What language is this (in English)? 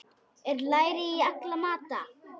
Icelandic